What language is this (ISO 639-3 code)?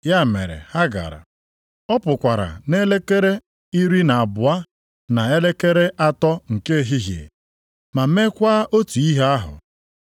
ibo